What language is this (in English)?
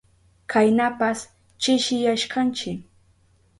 Southern Pastaza Quechua